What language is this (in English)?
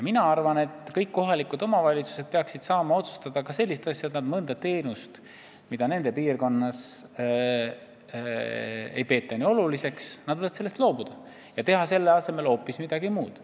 Estonian